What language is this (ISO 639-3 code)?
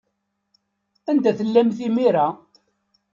kab